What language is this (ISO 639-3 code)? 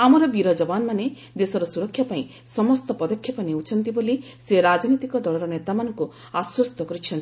ori